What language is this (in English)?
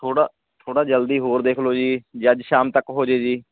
Punjabi